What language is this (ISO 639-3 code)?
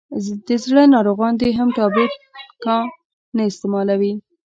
pus